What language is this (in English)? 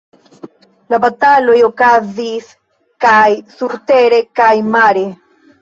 Esperanto